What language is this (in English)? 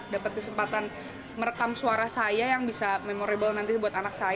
Indonesian